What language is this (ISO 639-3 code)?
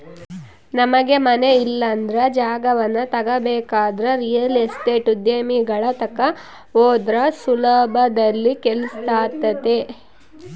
kan